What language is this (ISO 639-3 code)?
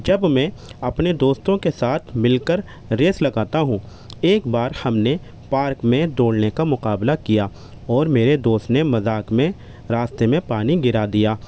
urd